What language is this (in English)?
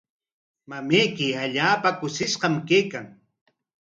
Corongo Ancash Quechua